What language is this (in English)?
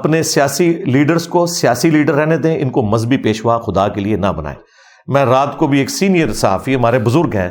Urdu